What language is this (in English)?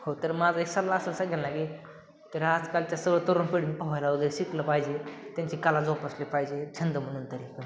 Marathi